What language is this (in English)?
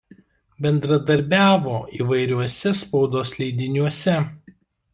Lithuanian